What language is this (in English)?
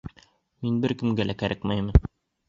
Bashkir